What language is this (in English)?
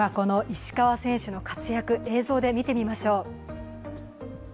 Japanese